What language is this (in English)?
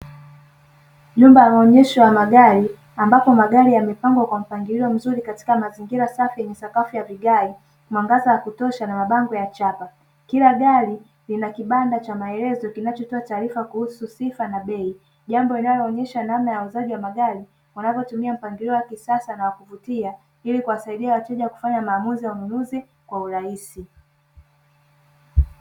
Swahili